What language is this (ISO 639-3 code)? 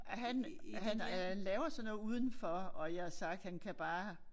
dan